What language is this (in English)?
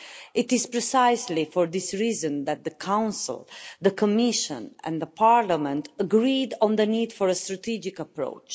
English